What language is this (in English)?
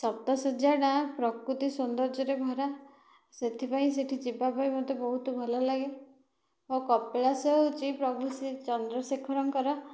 Odia